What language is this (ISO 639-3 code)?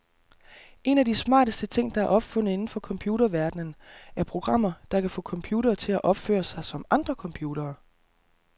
dan